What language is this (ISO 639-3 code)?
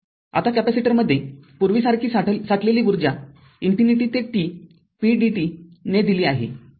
mar